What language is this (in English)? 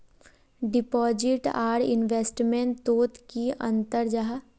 Magahi